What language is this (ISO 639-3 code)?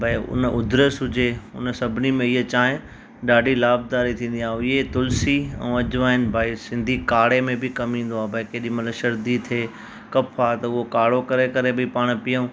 snd